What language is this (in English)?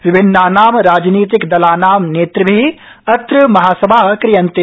Sanskrit